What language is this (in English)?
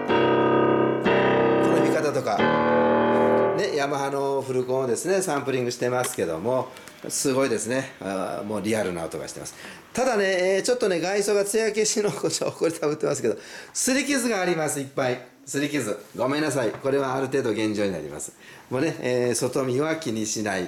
Japanese